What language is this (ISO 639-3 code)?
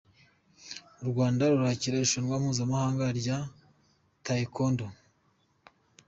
kin